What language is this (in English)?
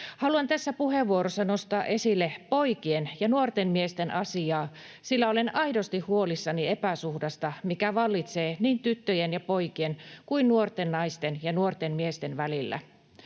Finnish